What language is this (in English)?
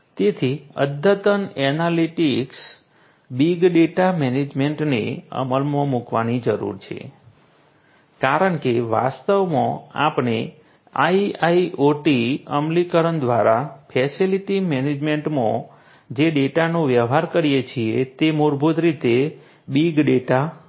Gujarati